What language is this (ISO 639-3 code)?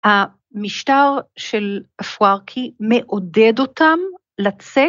heb